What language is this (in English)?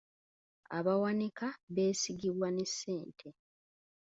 Ganda